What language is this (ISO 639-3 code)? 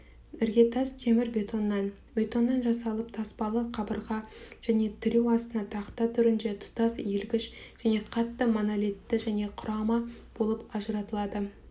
kaz